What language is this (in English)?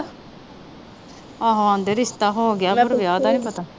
Punjabi